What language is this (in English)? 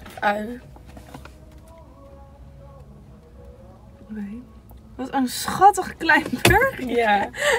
Dutch